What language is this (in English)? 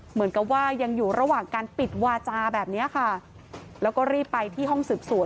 Thai